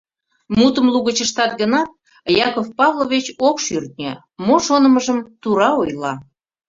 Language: Mari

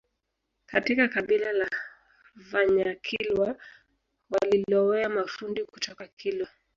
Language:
Swahili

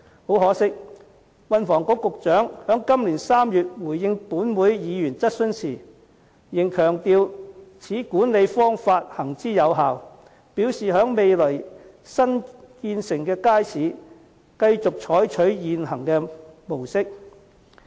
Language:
Cantonese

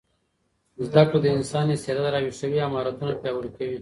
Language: Pashto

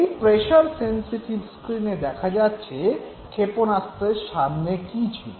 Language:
Bangla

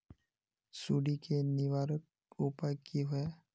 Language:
Magahi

